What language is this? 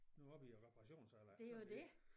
Danish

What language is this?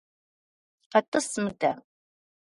Kabardian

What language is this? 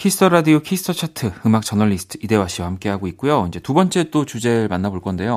Korean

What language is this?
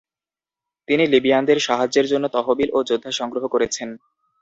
Bangla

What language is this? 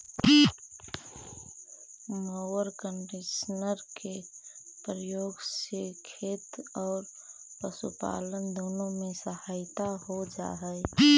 Magahi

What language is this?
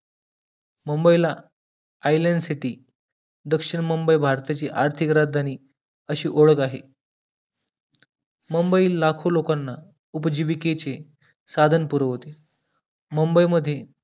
Marathi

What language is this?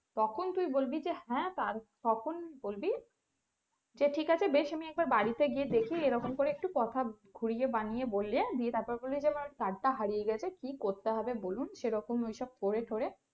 Bangla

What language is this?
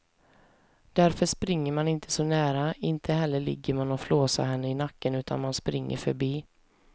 Swedish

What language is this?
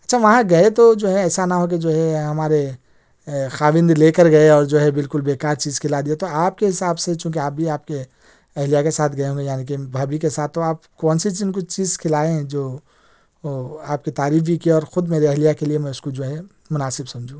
Urdu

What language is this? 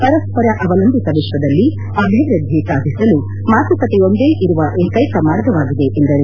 Kannada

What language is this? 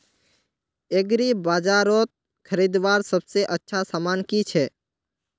Magahi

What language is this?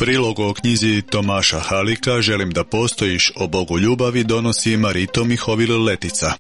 Croatian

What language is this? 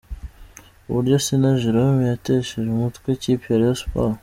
Kinyarwanda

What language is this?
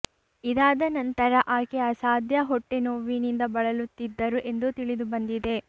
Kannada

